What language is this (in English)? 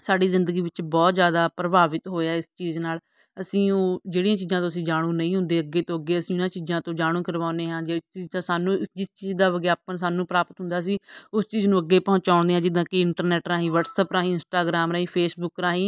Punjabi